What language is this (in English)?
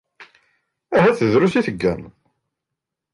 Kabyle